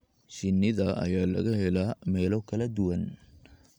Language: Somali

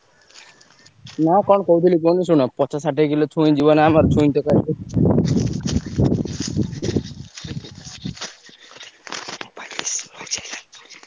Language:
Odia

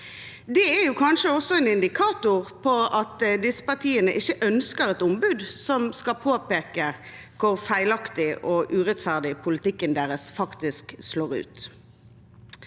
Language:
Norwegian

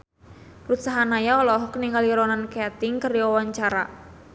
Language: Sundanese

